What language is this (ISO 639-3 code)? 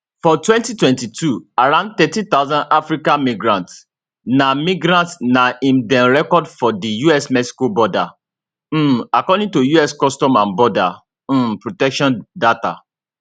pcm